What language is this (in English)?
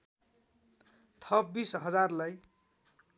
Nepali